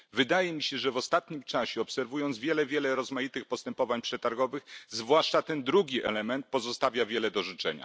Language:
Polish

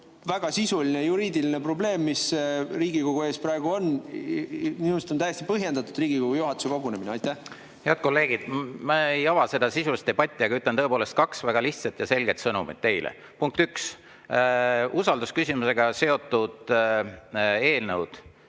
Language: Estonian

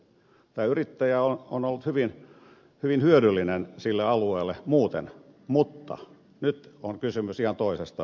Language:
Finnish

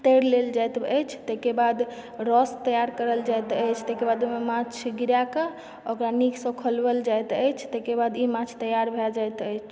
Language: Maithili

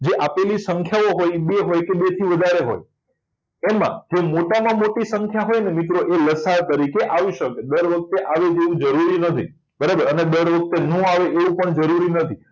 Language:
Gujarati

